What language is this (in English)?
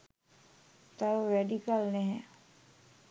Sinhala